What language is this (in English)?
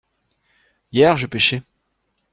French